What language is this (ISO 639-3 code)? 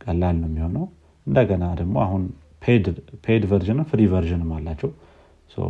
amh